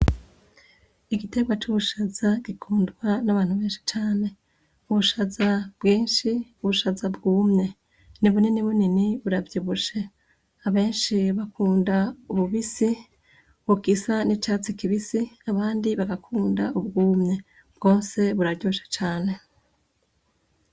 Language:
Rundi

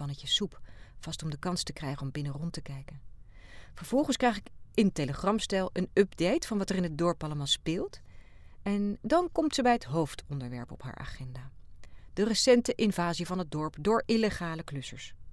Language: Dutch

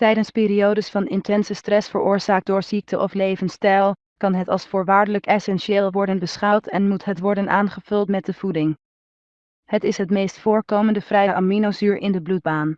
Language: Dutch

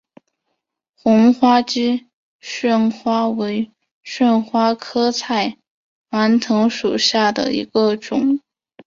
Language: Chinese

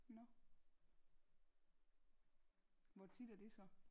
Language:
Danish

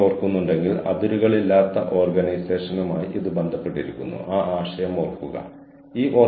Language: Malayalam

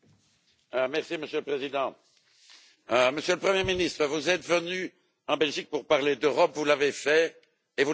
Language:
French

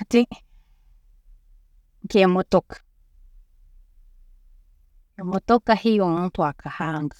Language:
Tooro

